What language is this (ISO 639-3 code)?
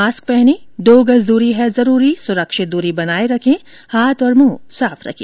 hin